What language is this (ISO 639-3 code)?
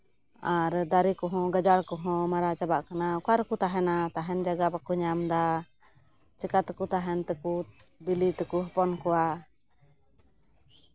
sat